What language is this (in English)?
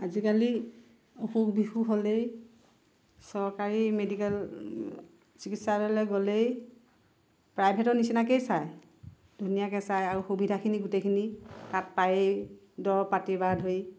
Assamese